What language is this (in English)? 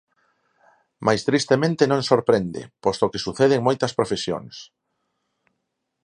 Galician